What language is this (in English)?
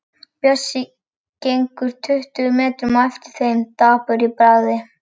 Icelandic